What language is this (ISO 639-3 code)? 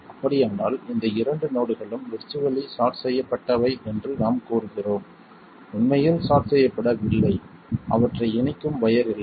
tam